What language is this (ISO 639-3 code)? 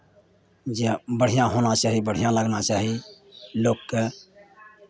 mai